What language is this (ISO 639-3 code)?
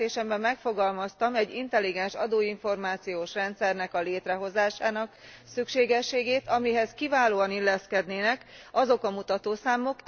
hun